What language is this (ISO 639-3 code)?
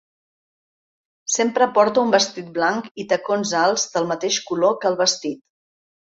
cat